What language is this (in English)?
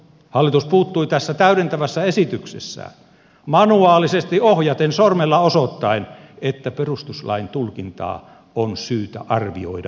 Finnish